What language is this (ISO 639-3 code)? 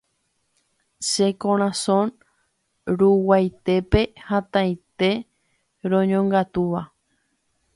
grn